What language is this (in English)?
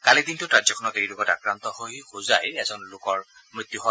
Assamese